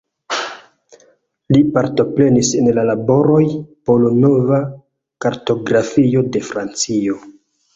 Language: Esperanto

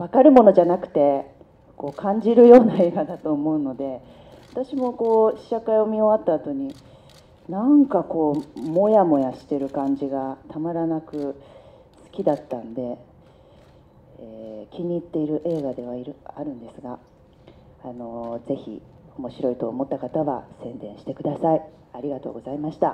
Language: Japanese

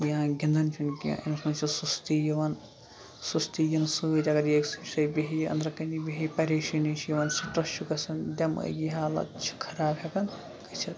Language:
Kashmiri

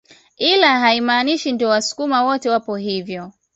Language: Swahili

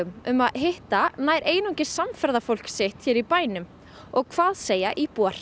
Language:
Icelandic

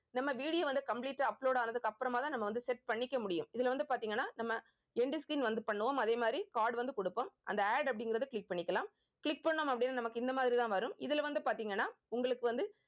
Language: Tamil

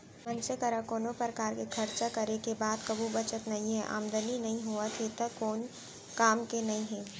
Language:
Chhattisgarhi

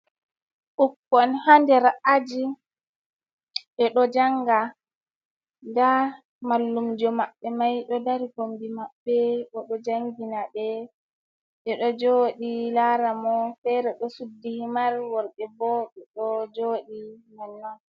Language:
Fula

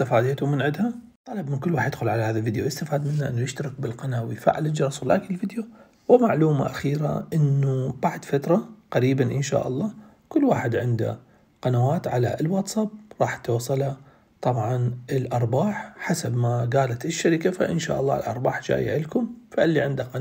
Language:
Arabic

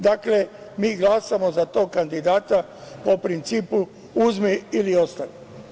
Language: Serbian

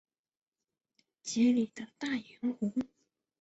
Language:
Chinese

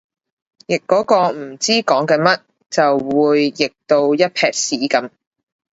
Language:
Cantonese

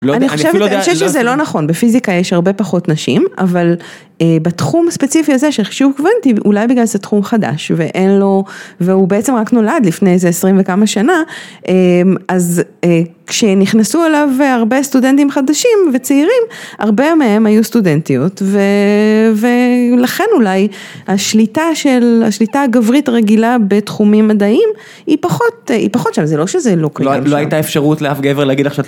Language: Hebrew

